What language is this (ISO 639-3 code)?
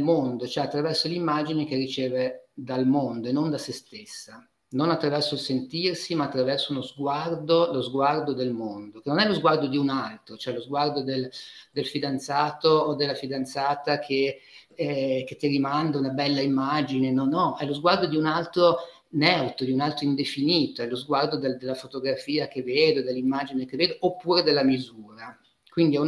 ita